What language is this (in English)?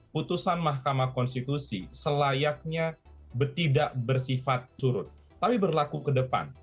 Indonesian